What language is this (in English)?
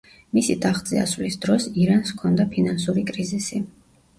Georgian